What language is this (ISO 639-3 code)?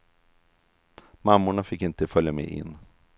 swe